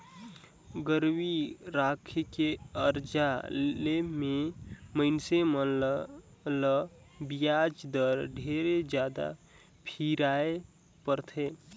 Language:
Chhattisgarhi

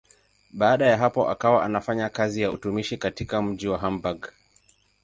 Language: Swahili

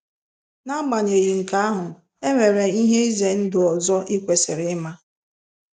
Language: Igbo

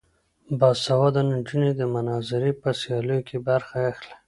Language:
Pashto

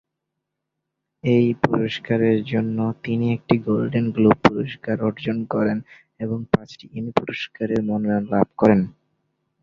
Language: Bangla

